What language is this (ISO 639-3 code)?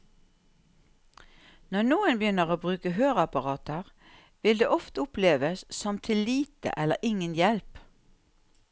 nor